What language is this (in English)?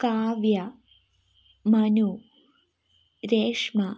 Malayalam